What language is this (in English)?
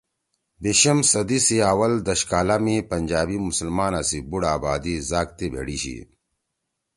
Torwali